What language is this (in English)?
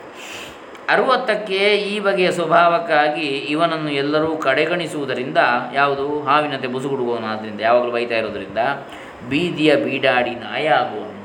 Kannada